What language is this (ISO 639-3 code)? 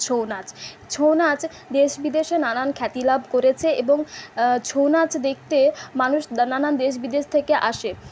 ben